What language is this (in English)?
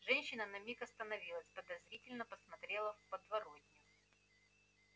Russian